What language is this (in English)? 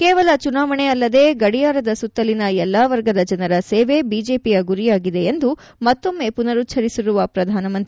Kannada